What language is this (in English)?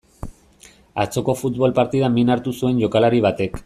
Basque